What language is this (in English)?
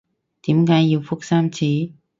Cantonese